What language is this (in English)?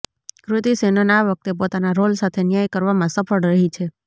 Gujarati